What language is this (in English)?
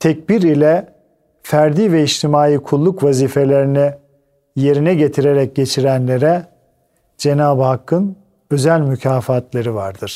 Turkish